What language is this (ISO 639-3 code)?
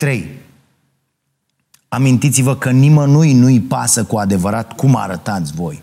ron